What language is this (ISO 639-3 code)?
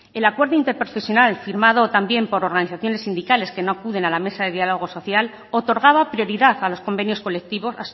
spa